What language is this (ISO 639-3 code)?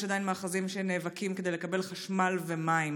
heb